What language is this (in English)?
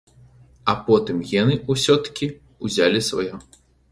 Belarusian